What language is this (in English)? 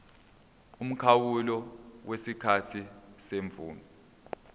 Zulu